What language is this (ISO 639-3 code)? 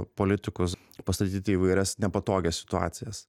lit